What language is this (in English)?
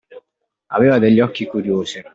Italian